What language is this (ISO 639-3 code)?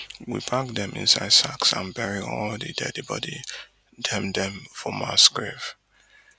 pcm